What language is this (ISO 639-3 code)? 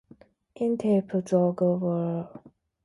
nld